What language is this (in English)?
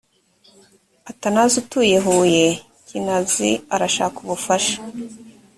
Kinyarwanda